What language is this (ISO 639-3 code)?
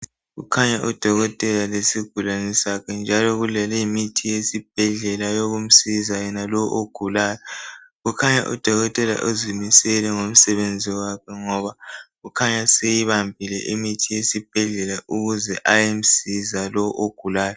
nde